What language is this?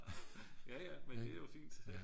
Danish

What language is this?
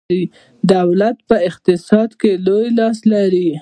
Pashto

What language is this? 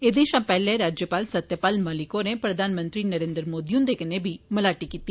Dogri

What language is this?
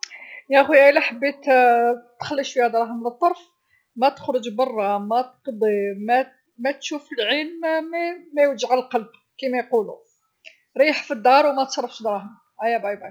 Algerian Arabic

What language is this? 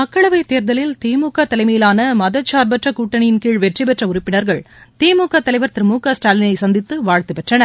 Tamil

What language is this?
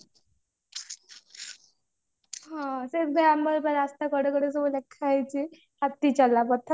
Odia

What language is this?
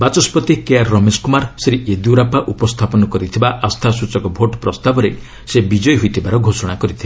Odia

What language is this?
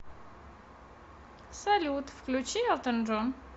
Russian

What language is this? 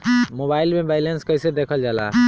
Bhojpuri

